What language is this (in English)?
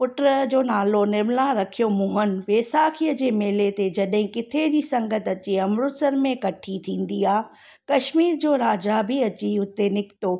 Sindhi